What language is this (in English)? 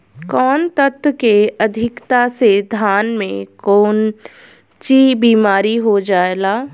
Bhojpuri